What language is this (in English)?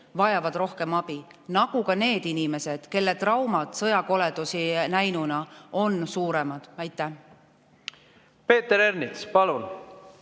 Estonian